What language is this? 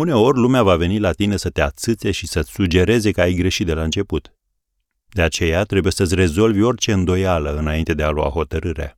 Romanian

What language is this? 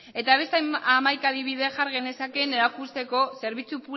Basque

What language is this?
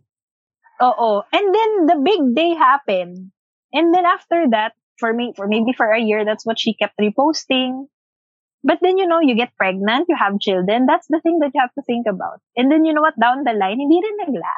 Filipino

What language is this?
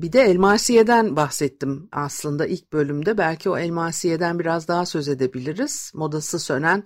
Turkish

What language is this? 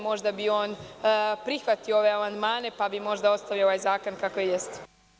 Serbian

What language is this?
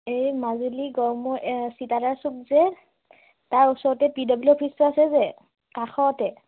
Assamese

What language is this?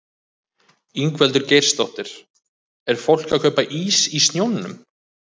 Icelandic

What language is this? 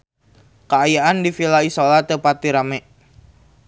Sundanese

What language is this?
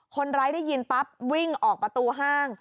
Thai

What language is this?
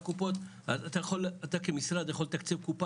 Hebrew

